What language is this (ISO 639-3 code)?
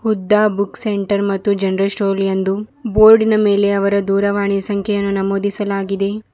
kan